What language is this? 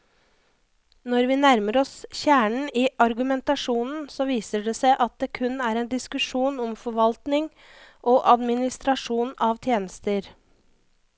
Norwegian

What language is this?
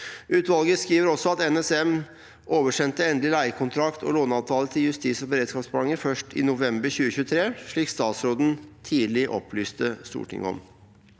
Norwegian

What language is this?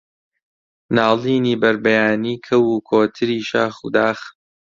Central Kurdish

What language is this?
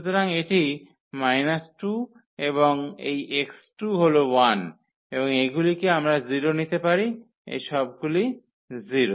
Bangla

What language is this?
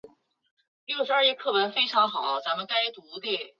Chinese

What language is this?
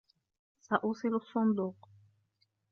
Arabic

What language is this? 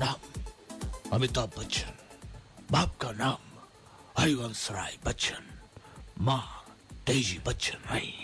Hindi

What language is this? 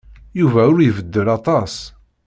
Kabyle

